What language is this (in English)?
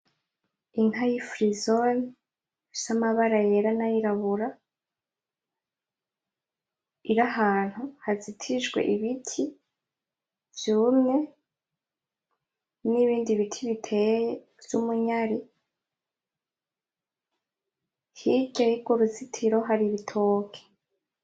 Rundi